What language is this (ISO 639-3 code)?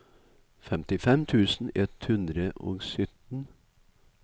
nor